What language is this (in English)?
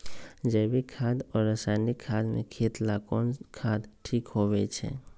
Magahi